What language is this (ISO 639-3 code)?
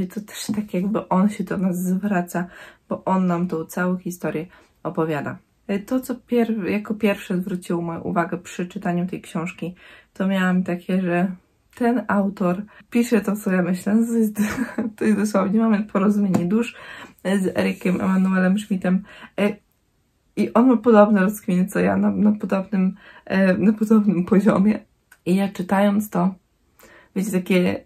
pol